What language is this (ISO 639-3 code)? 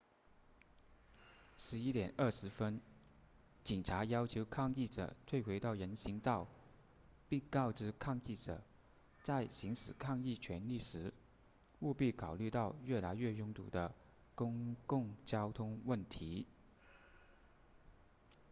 zho